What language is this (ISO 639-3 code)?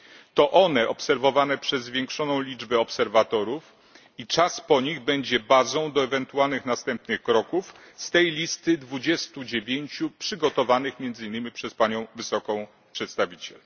pol